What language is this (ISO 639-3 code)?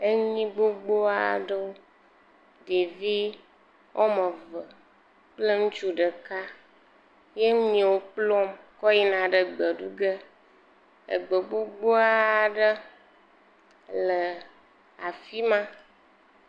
ewe